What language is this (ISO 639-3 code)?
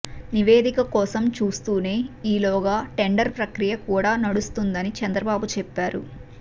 tel